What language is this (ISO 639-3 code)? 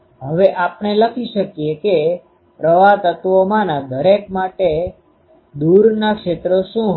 guj